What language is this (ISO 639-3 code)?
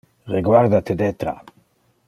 ina